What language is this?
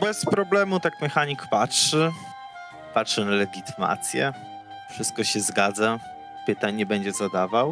Polish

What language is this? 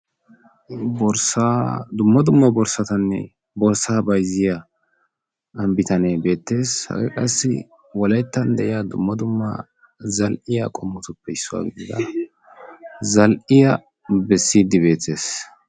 Wolaytta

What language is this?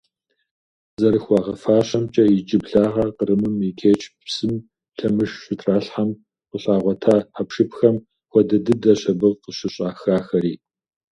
Kabardian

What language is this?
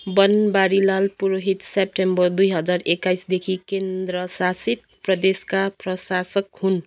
Nepali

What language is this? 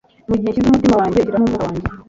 Kinyarwanda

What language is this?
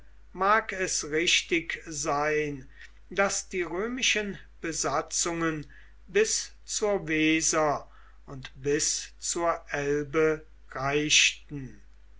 German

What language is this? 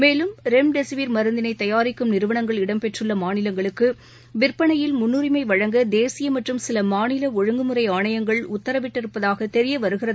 Tamil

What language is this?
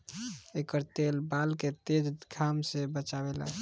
Bhojpuri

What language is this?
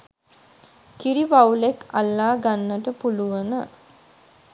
Sinhala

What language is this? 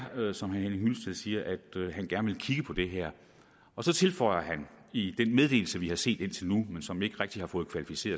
Danish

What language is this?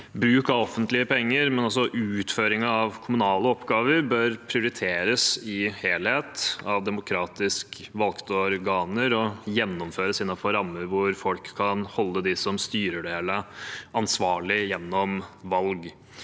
Norwegian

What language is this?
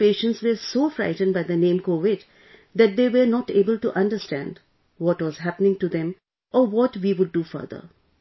English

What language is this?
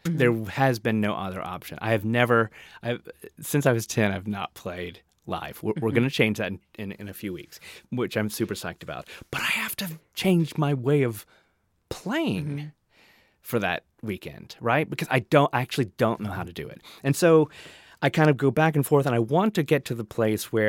English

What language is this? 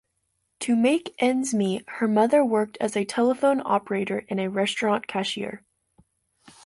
English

